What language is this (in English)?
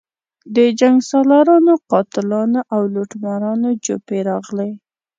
Pashto